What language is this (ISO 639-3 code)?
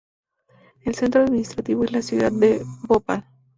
spa